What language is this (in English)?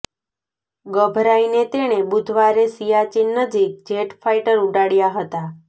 Gujarati